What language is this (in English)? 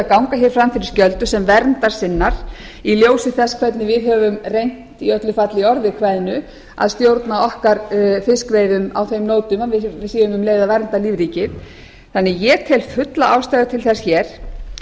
Icelandic